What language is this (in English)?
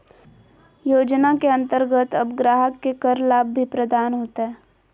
Magahi